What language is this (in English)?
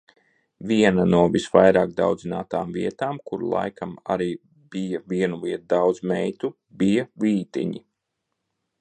Latvian